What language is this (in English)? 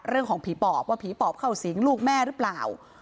Thai